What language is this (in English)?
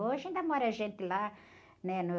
Portuguese